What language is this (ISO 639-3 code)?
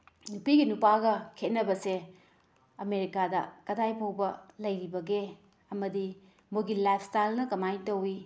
mni